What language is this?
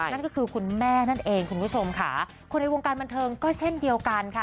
Thai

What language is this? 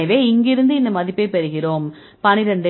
Tamil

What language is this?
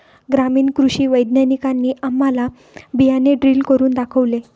Marathi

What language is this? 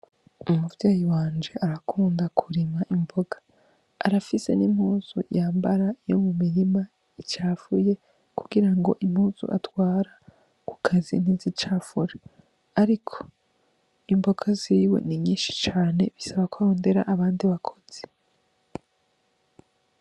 Rundi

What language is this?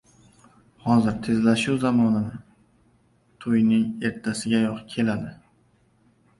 Uzbek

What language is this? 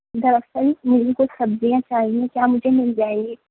Urdu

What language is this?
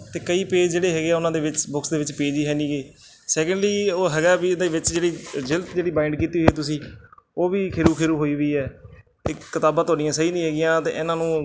Punjabi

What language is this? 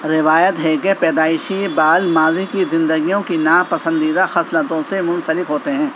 Urdu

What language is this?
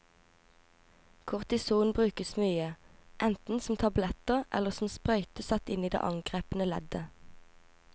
Norwegian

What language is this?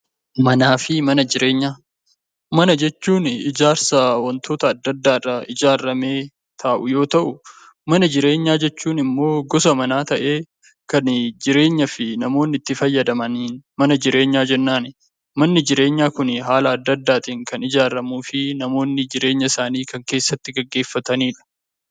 Oromo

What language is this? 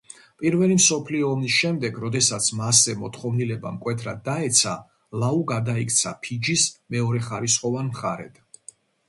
Georgian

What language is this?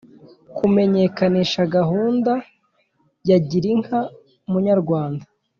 Kinyarwanda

